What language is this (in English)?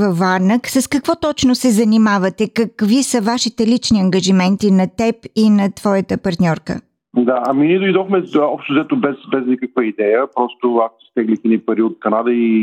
Bulgarian